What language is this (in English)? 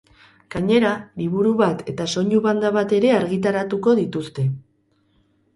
Basque